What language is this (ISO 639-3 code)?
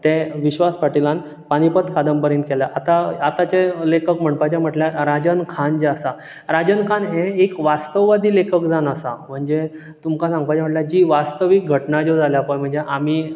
kok